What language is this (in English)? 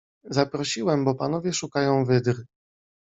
Polish